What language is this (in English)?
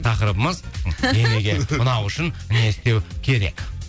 Kazakh